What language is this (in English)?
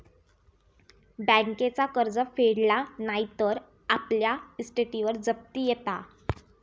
Marathi